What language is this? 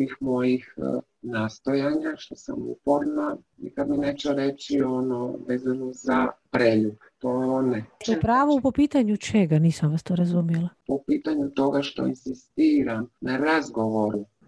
Croatian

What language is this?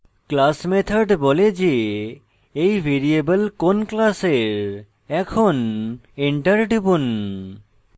Bangla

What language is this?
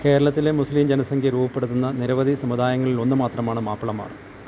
Malayalam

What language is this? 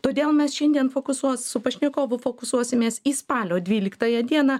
Lithuanian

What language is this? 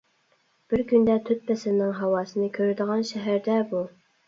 Uyghur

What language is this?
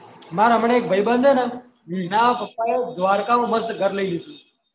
Gujarati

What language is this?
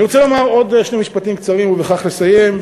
Hebrew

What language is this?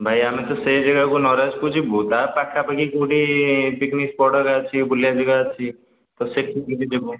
Odia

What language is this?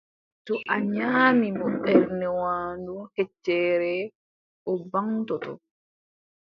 Adamawa Fulfulde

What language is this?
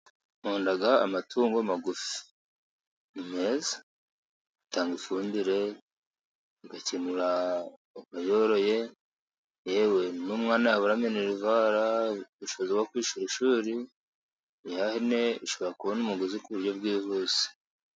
Kinyarwanda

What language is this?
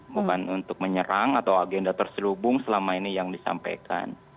Indonesian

